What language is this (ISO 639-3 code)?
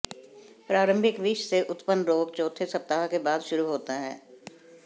hin